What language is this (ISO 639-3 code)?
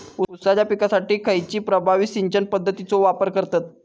mar